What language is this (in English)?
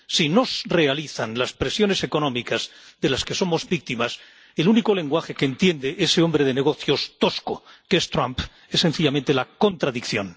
Spanish